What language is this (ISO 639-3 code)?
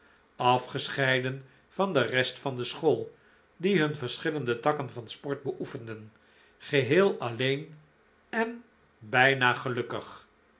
nld